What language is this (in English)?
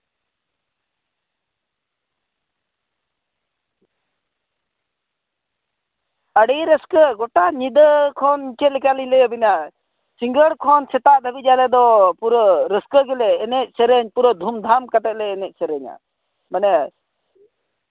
Santali